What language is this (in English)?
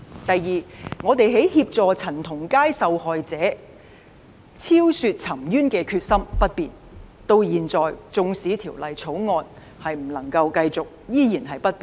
Cantonese